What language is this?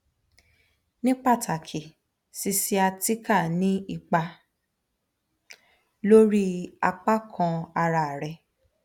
Yoruba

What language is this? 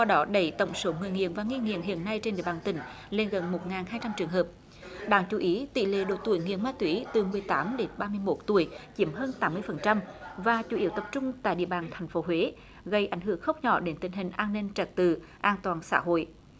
Vietnamese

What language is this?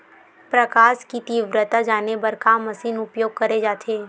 Chhattisgarhi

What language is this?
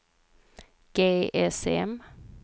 Swedish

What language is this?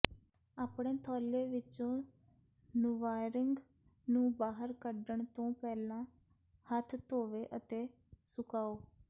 Punjabi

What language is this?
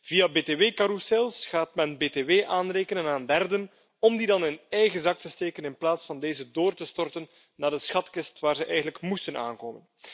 Dutch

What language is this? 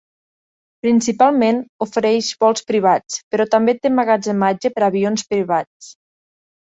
Catalan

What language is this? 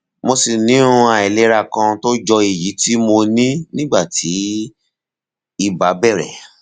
Yoruba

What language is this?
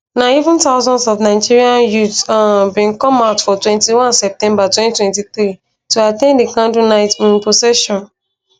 Nigerian Pidgin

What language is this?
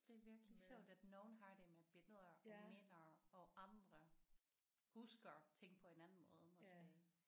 Danish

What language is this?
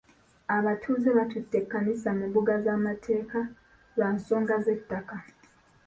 Ganda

